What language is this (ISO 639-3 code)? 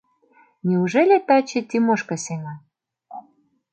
chm